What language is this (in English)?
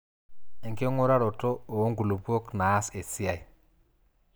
Masai